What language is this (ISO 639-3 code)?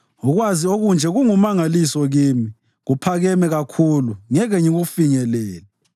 nde